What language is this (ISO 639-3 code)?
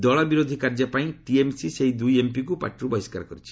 ori